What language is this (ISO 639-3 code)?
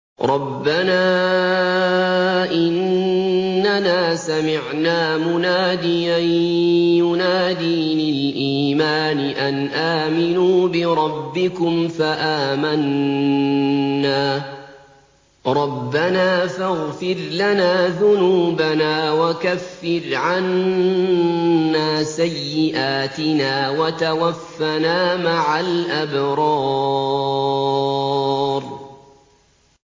ara